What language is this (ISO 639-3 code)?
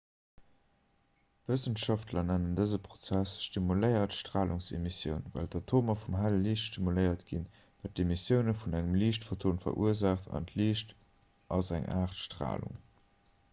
ltz